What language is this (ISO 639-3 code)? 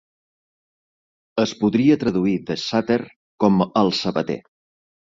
cat